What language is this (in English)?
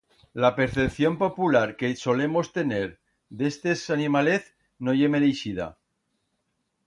Aragonese